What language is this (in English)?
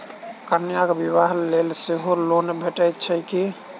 Maithili